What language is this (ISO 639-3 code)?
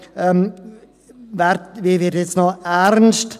gsw